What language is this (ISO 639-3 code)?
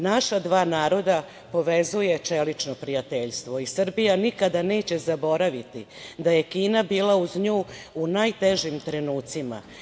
srp